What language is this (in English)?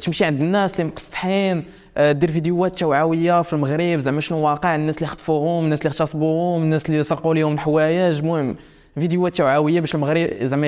Arabic